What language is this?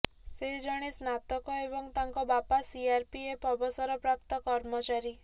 Odia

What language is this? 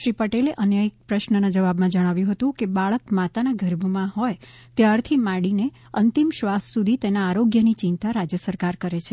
Gujarati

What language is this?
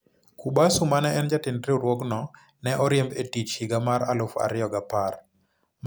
Luo (Kenya and Tanzania)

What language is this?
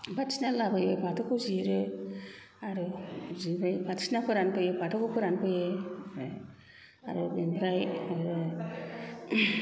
Bodo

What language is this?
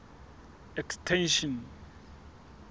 Southern Sotho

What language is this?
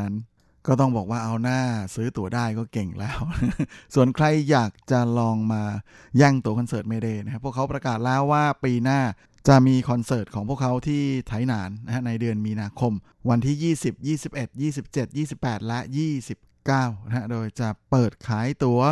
Thai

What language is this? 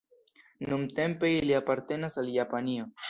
Esperanto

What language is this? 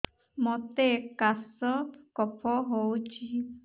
Odia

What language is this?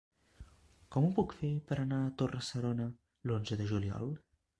Catalan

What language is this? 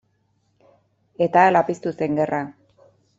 Basque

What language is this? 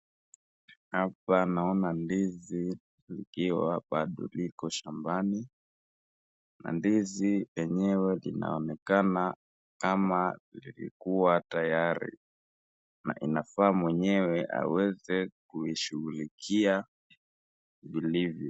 Swahili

